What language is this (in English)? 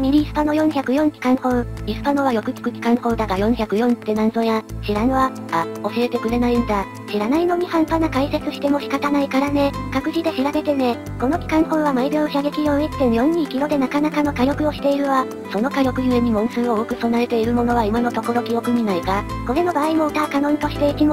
Japanese